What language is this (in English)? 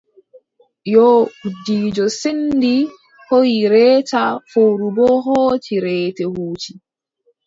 Adamawa Fulfulde